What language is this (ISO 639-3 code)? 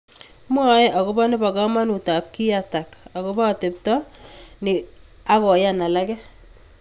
kln